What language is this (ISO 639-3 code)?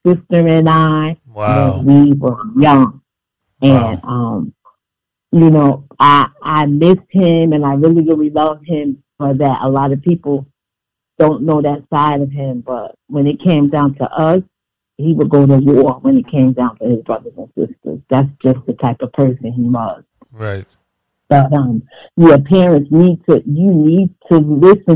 eng